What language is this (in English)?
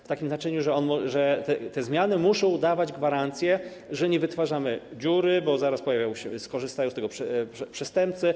Polish